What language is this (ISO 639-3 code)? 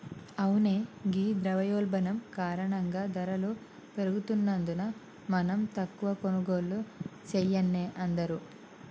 tel